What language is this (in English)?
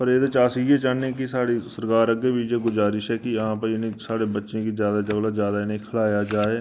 Dogri